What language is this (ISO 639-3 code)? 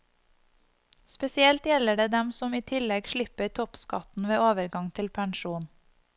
nor